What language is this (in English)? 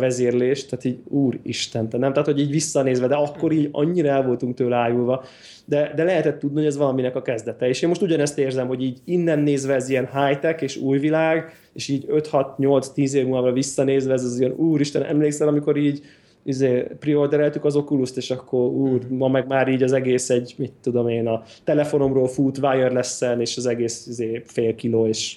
Hungarian